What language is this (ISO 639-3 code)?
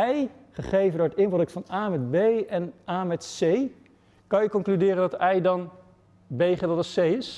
nld